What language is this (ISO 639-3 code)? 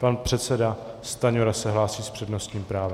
ces